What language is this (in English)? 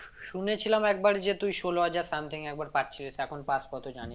Bangla